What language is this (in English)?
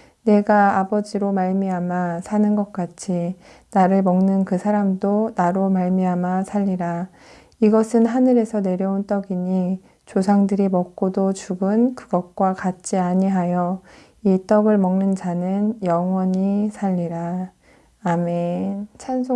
Korean